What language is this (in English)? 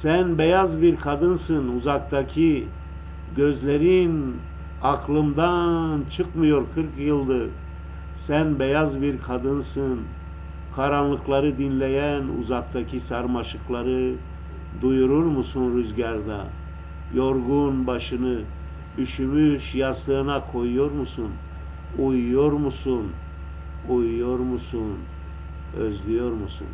Turkish